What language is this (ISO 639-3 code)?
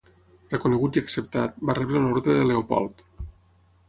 cat